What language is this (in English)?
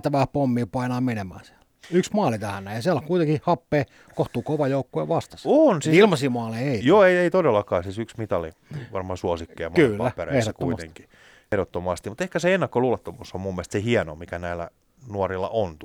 Finnish